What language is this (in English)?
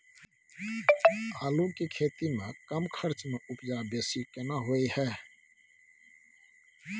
Maithili